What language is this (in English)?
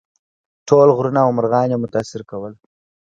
Pashto